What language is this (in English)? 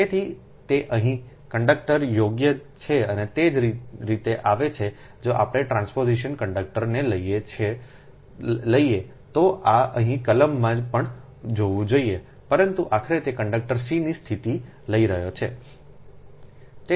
Gujarati